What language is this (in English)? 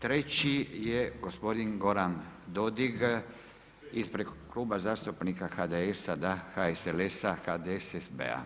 Croatian